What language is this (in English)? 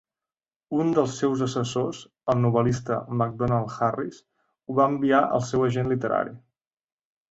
Catalan